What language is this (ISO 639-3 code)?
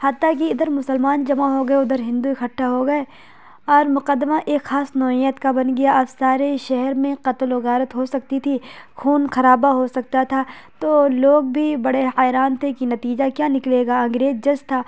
urd